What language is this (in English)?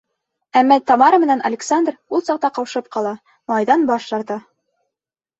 Bashkir